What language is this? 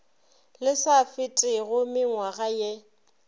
Northern Sotho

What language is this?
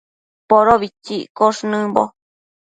Matsés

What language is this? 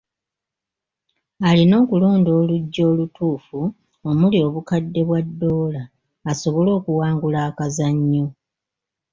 Ganda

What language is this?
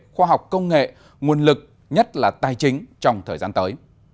Vietnamese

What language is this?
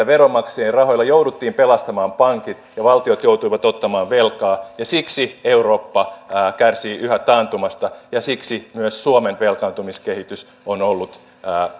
Finnish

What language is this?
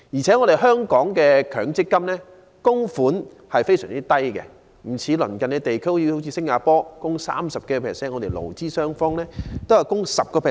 Cantonese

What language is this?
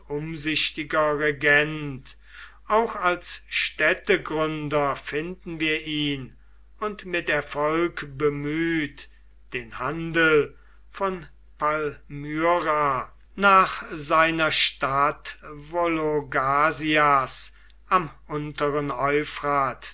German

